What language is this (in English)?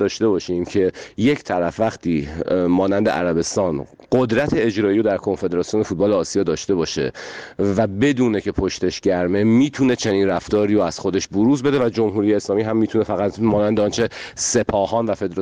Persian